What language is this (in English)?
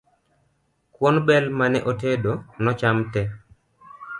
Luo (Kenya and Tanzania)